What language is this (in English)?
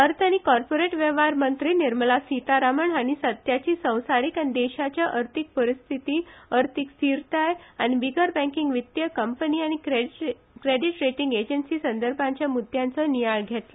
Konkani